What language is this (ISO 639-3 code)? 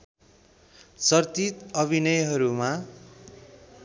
nep